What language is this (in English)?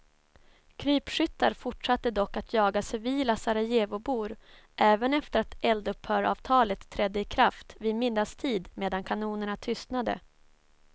Swedish